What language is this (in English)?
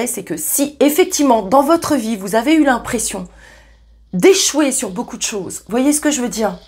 French